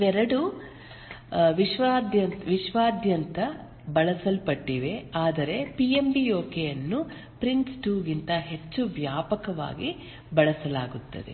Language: Kannada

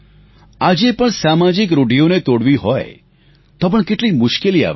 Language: Gujarati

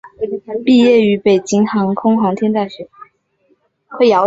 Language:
Chinese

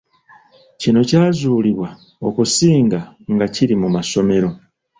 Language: Ganda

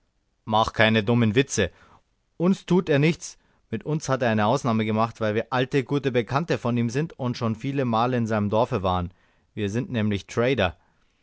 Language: German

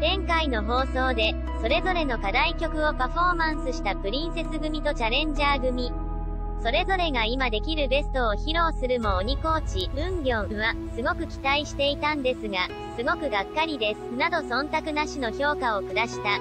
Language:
Japanese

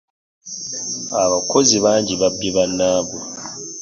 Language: Ganda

